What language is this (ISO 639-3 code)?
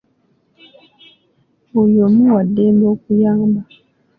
lug